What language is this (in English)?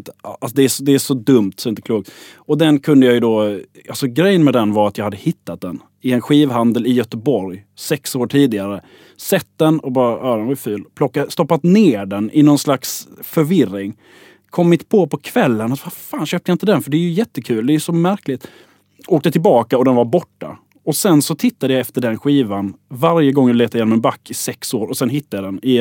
Swedish